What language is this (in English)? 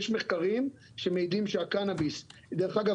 Hebrew